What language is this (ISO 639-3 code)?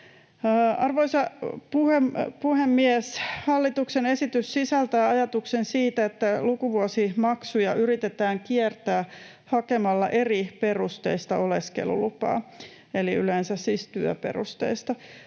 fin